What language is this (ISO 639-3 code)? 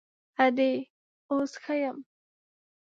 pus